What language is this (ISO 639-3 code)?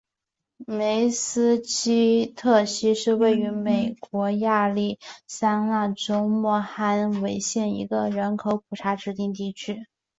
zho